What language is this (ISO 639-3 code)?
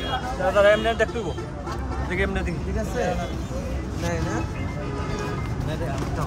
ben